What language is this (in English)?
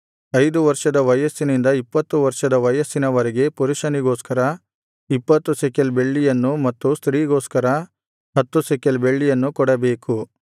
Kannada